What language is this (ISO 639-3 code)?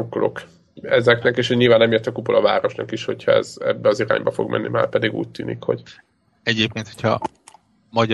hun